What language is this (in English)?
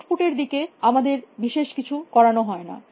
Bangla